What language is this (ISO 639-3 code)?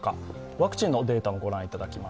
jpn